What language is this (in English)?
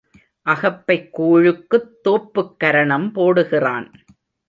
Tamil